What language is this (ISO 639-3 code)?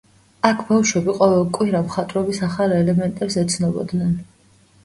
kat